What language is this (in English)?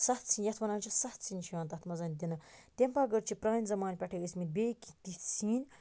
Kashmiri